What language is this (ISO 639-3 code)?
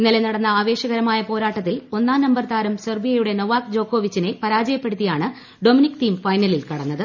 mal